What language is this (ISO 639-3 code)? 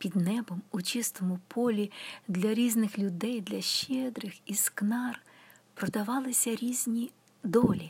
ukr